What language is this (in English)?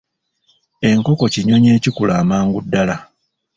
Ganda